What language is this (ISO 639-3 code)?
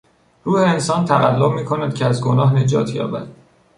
fas